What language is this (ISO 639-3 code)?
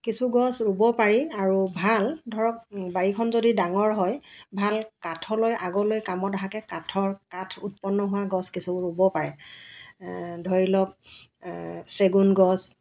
asm